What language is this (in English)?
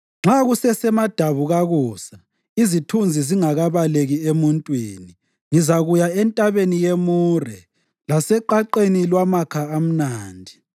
North Ndebele